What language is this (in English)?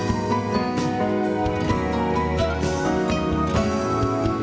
Indonesian